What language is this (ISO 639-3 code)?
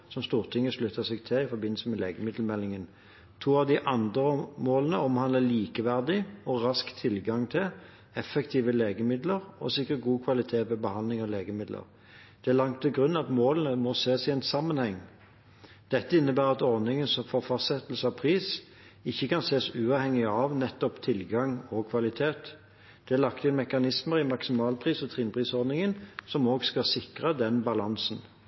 nob